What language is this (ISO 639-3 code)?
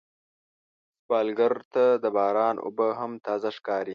pus